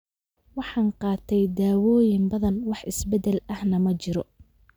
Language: Somali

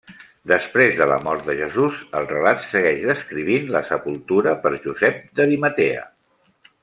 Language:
Catalan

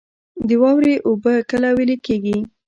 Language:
Pashto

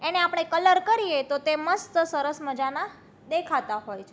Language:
Gujarati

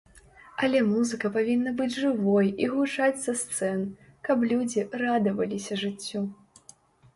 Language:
Belarusian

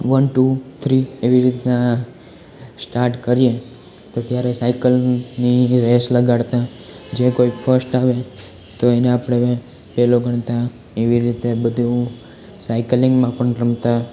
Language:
Gujarati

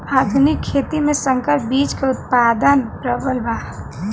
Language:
Bhojpuri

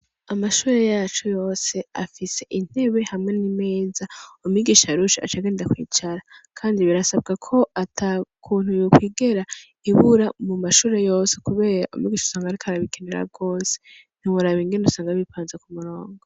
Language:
Rundi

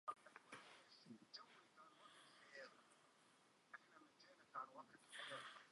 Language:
Central Kurdish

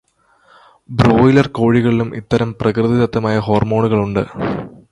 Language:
Malayalam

